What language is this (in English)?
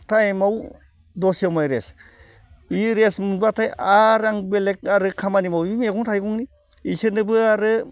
Bodo